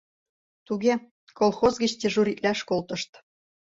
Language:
Mari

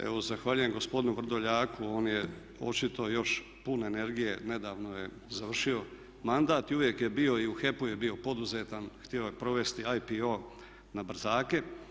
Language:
Croatian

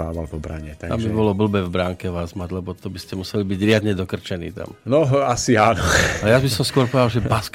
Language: Slovak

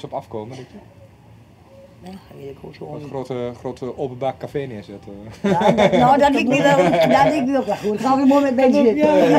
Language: Dutch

